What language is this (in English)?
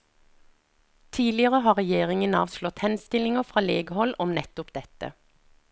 Norwegian